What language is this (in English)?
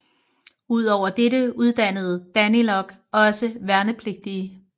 Danish